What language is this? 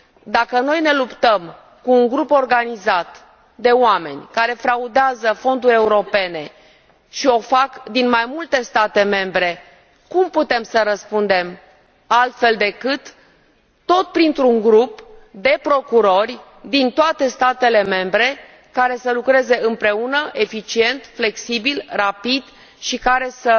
Romanian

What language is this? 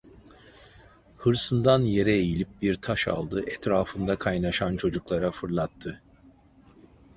Turkish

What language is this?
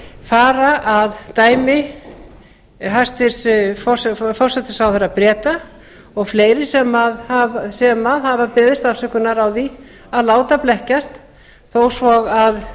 Icelandic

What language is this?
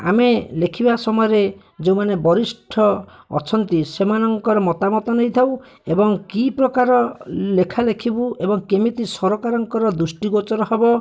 Odia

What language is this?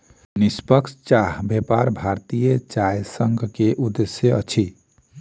Maithili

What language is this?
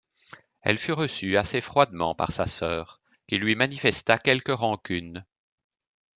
French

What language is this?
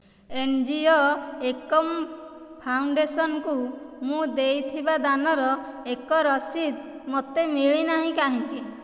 Odia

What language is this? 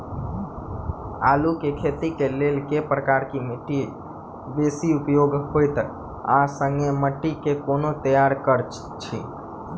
Maithili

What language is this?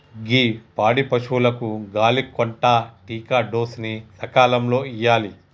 Telugu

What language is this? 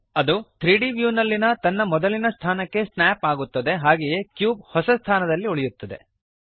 Kannada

